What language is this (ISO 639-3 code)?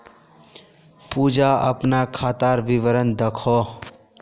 mag